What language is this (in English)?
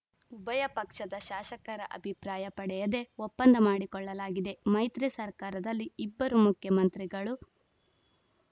Kannada